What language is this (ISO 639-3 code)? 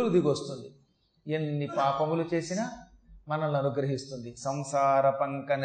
tel